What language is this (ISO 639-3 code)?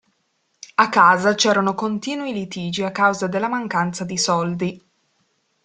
ita